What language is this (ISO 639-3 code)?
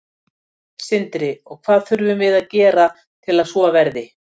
isl